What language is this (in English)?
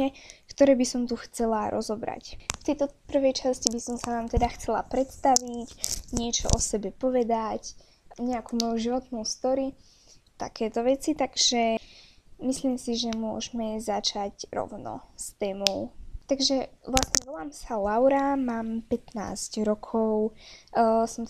Slovak